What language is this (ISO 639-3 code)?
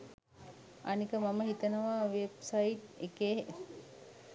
sin